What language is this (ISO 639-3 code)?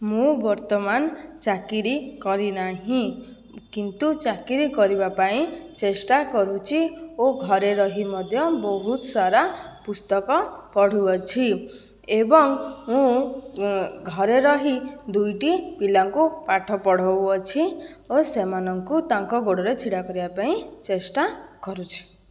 ori